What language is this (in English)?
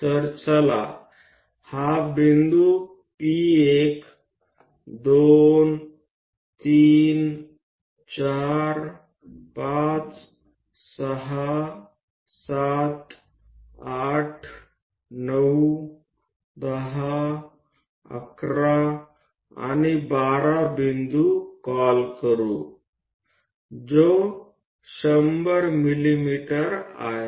Marathi